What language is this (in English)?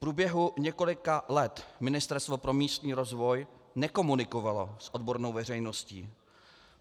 Czech